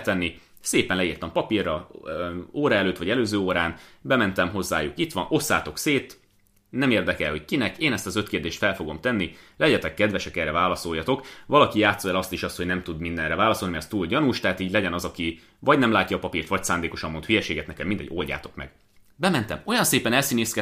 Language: Hungarian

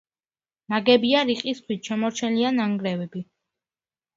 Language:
Georgian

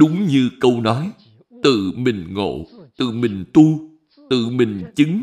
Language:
Vietnamese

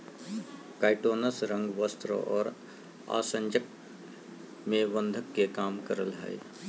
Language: Magahi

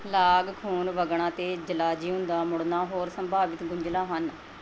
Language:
Punjabi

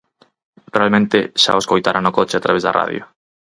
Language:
Galician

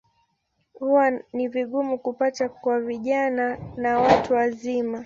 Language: Swahili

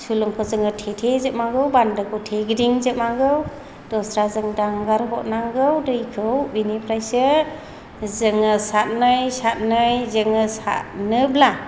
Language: Bodo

